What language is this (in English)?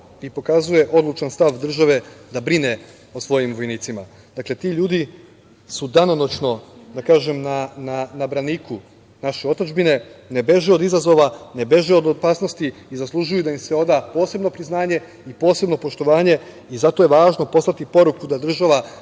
Serbian